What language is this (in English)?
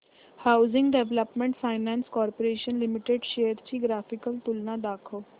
Marathi